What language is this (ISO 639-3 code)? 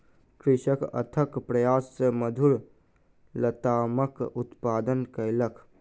mai